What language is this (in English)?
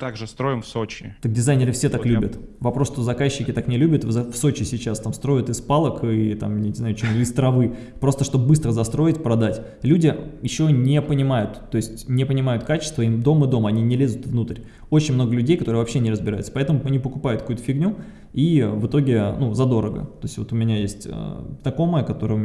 Russian